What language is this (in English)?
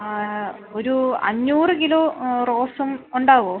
Malayalam